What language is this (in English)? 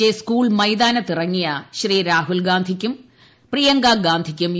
Malayalam